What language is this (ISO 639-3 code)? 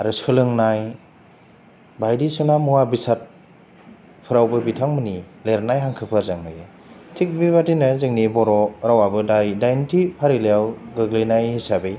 brx